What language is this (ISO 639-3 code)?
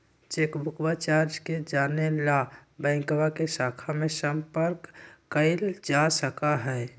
mag